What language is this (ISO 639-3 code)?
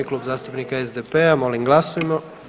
hrv